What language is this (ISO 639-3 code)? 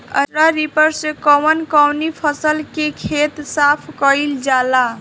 bho